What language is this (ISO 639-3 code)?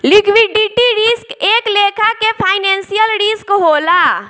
bho